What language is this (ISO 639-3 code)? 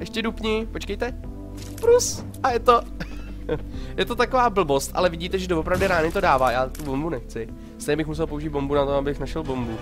ces